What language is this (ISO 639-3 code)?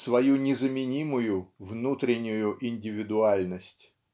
rus